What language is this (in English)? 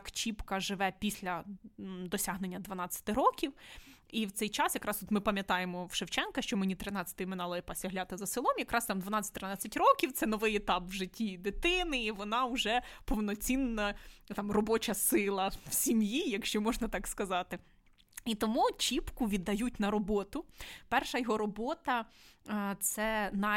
Ukrainian